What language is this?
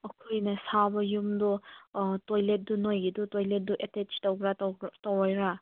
Manipuri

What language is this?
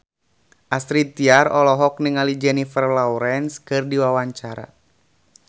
Sundanese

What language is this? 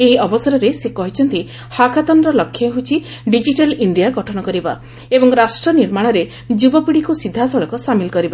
Odia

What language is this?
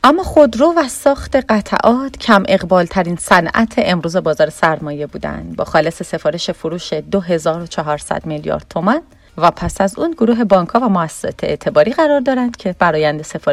Persian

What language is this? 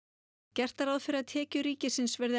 Icelandic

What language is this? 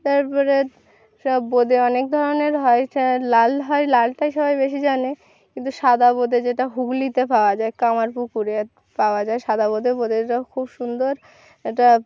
Bangla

